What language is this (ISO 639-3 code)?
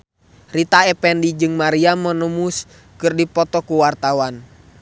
sun